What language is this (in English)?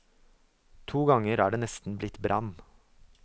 Norwegian